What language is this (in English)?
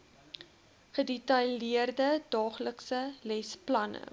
Afrikaans